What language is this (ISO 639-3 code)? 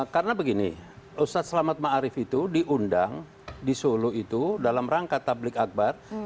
ind